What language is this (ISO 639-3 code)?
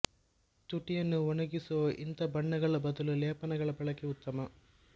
kan